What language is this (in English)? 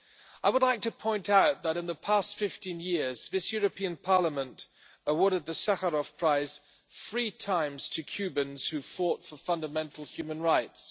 English